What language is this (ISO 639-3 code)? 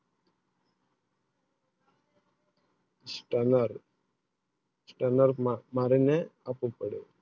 guj